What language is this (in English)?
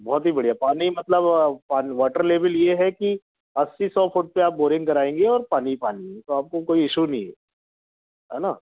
Hindi